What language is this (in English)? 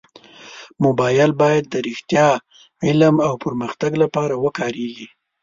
Pashto